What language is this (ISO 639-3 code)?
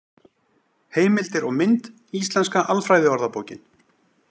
isl